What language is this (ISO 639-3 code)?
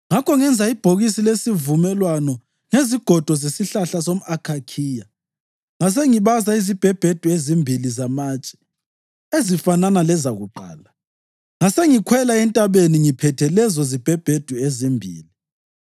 nde